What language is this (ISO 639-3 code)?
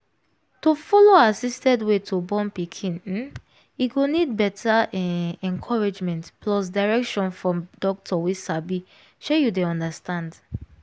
pcm